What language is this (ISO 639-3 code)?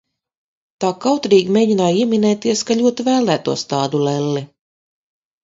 lav